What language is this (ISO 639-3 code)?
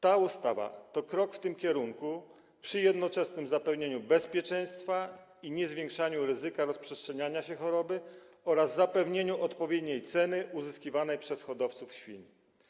pol